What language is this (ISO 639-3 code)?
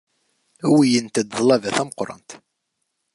kab